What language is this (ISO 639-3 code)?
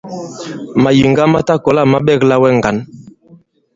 abb